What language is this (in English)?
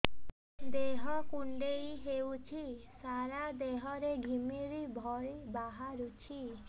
Odia